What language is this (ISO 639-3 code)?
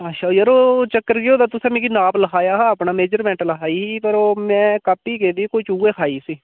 doi